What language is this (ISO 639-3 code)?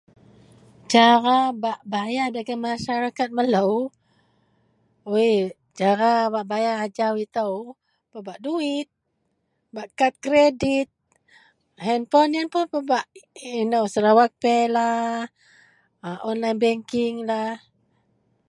mel